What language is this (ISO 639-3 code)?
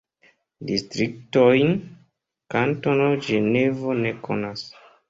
epo